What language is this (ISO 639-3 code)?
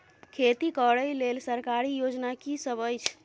mai